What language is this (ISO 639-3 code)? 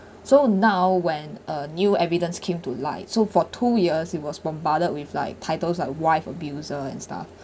eng